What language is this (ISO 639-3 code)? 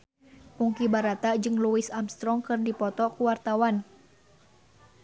sun